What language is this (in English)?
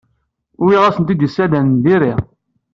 Kabyle